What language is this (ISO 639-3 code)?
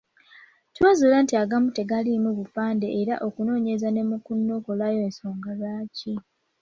lug